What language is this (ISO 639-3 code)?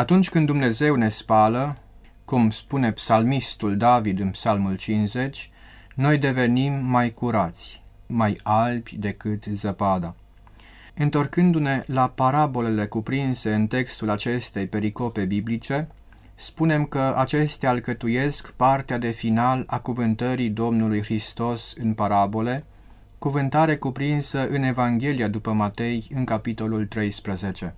ron